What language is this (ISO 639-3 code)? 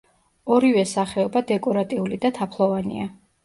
kat